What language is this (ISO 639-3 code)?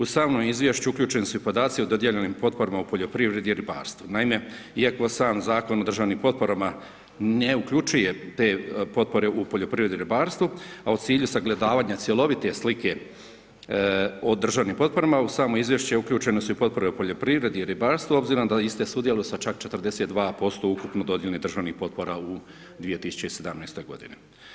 hrv